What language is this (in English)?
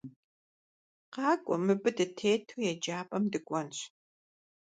Kabardian